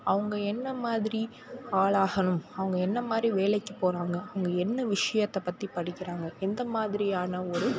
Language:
Tamil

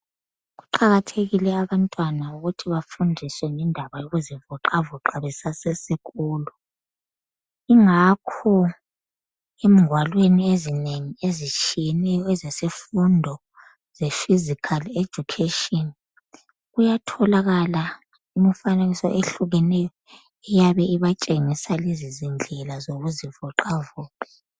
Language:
North Ndebele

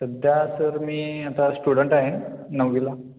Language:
Marathi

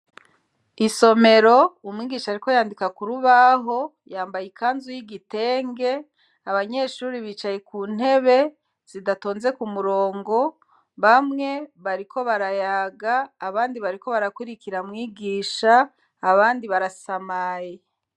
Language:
Rundi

